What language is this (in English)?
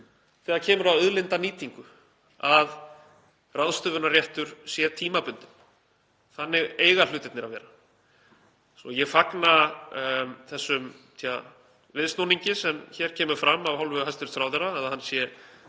Icelandic